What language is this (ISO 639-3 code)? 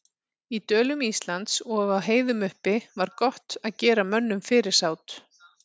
isl